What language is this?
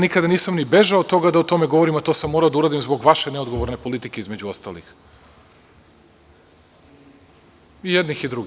Serbian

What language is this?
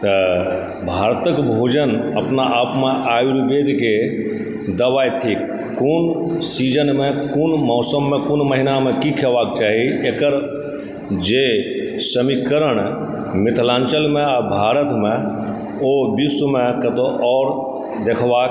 Maithili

